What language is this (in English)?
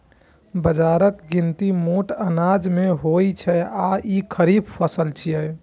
Maithili